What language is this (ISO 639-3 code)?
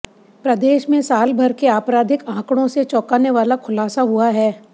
hin